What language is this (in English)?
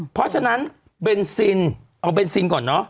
Thai